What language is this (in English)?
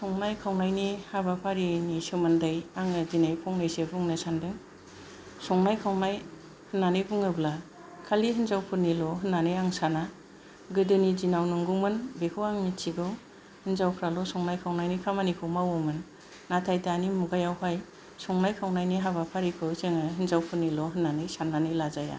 Bodo